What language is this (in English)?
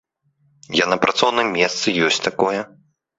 Belarusian